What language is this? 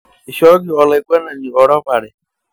Masai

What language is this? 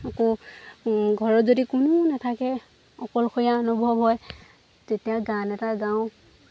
Assamese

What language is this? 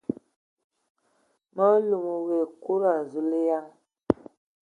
Ewondo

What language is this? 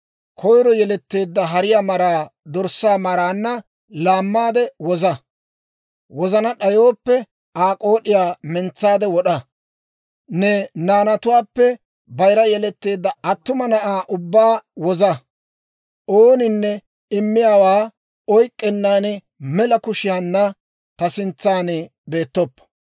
Dawro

